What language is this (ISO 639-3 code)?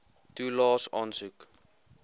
afr